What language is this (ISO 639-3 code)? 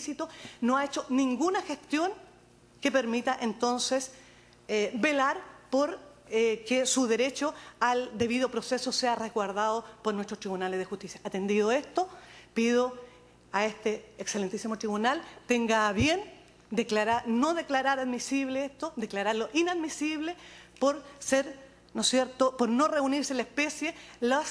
spa